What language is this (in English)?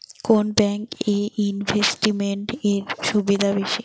Bangla